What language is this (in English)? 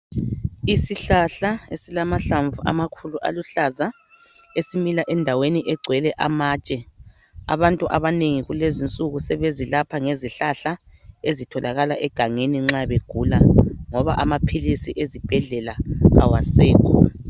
North Ndebele